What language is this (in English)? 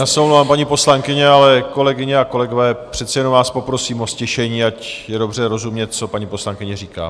Czech